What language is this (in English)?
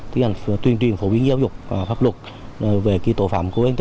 Vietnamese